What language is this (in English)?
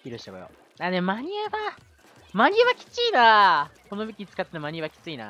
Japanese